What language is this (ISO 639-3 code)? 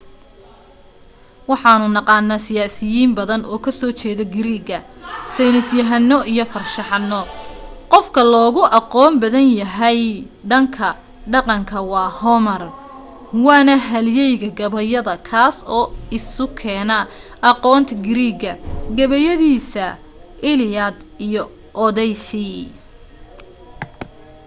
som